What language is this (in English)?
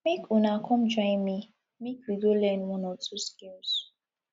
Nigerian Pidgin